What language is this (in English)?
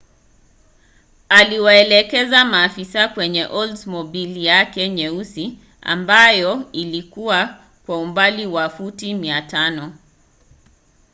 Swahili